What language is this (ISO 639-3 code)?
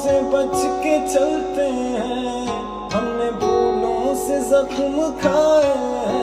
ron